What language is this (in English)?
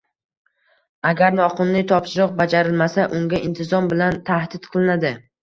Uzbek